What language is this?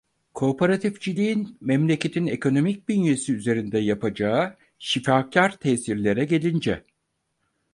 Turkish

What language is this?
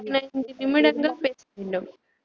Tamil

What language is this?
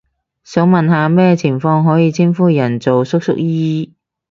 Cantonese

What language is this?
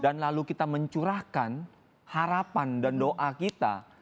Indonesian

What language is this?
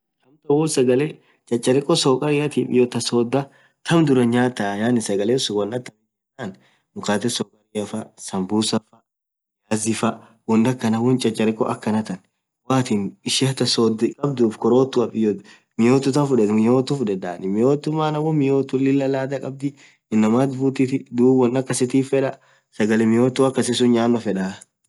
Orma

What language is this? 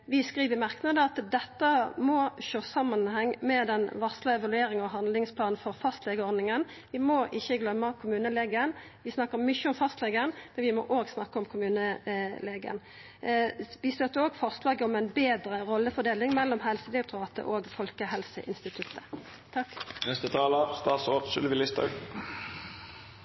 Norwegian Nynorsk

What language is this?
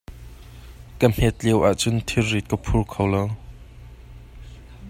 Hakha Chin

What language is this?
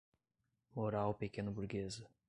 Portuguese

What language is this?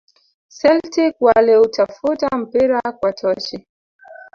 Swahili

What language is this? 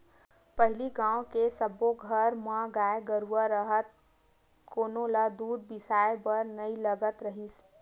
Chhattisgarhi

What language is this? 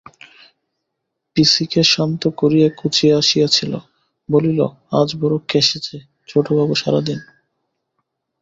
Bangla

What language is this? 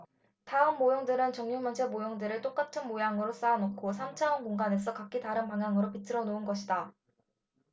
Korean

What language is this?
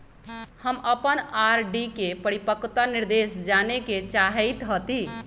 Magahi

